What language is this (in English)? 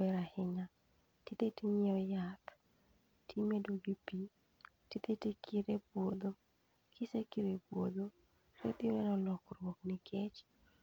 Luo (Kenya and Tanzania)